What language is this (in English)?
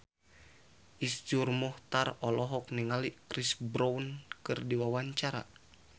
Sundanese